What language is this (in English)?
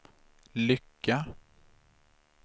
Swedish